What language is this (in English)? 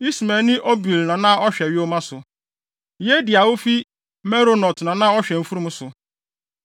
Akan